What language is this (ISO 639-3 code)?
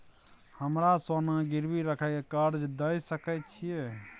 mai